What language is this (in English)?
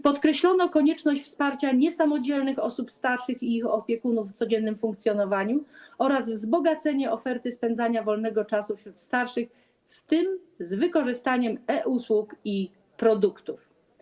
Polish